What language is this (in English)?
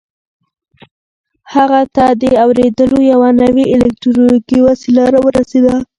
Pashto